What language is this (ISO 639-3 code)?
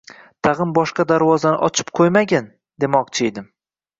uzb